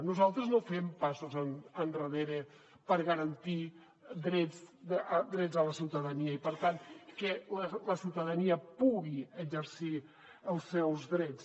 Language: Catalan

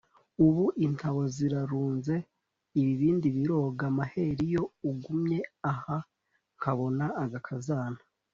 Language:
Kinyarwanda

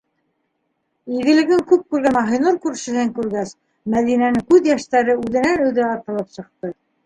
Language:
Bashkir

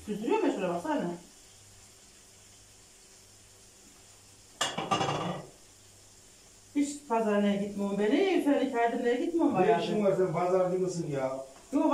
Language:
Turkish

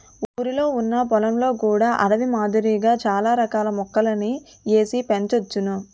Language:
Telugu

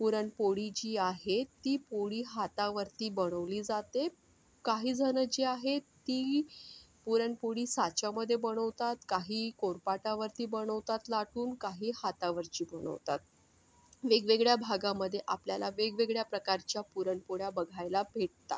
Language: Marathi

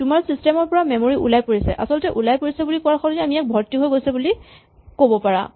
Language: Assamese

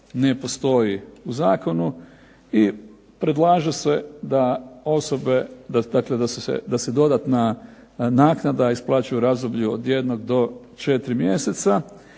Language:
Croatian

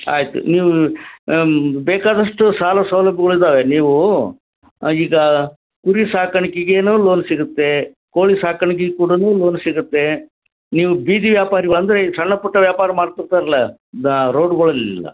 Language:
Kannada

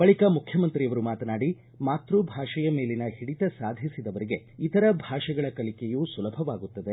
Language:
Kannada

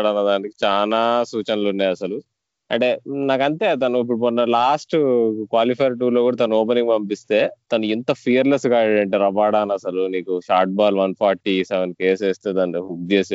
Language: Telugu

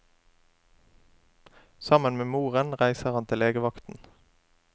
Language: Norwegian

